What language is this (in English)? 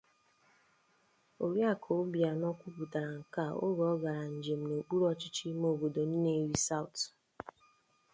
Igbo